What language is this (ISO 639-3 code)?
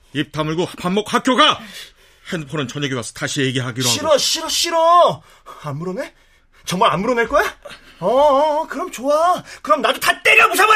kor